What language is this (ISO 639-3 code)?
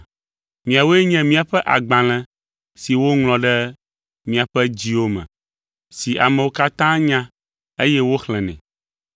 ewe